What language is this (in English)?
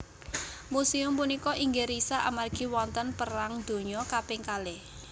Javanese